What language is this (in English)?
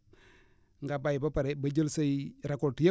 Wolof